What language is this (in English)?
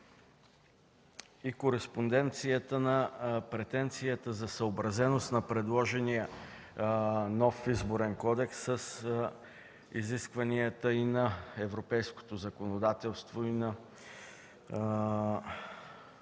Bulgarian